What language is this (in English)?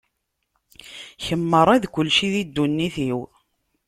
Kabyle